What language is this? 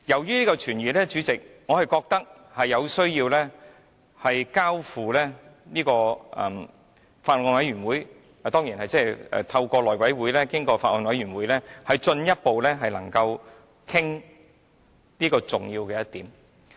Cantonese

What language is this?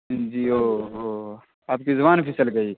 Urdu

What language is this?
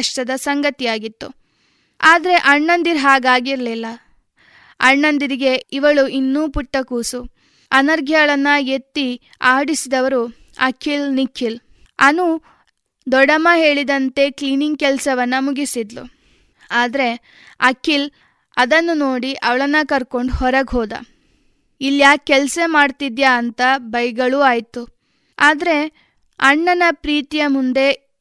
Kannada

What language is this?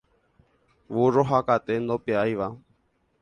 Guarani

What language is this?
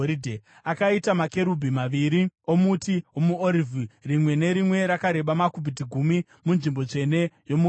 Shona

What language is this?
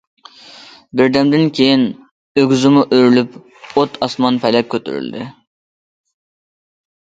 Uyghur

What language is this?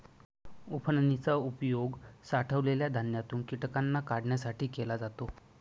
Marathi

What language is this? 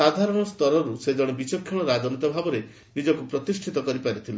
Odia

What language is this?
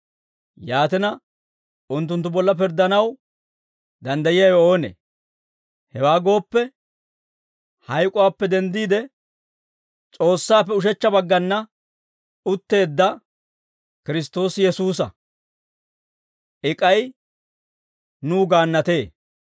Dawro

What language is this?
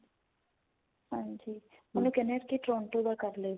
Punjabi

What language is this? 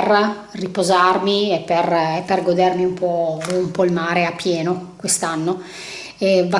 Italian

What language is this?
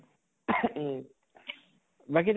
Assamese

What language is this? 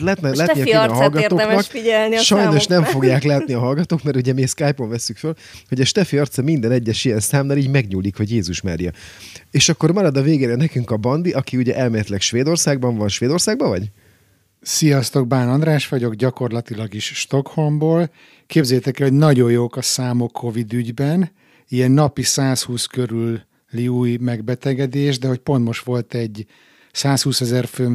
Hungarian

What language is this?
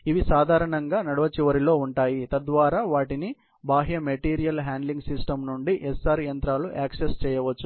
Telugu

